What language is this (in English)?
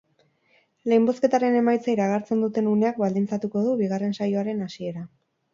Basque